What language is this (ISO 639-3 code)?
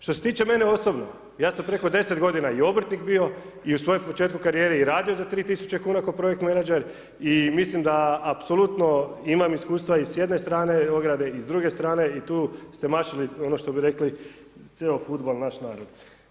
hrv